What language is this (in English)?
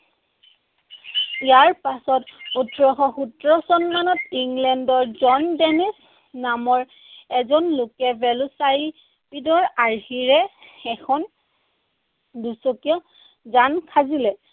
Assamese